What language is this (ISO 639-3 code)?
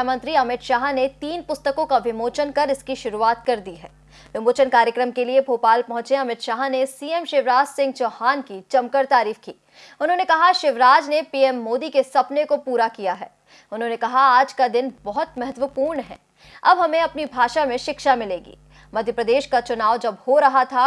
hin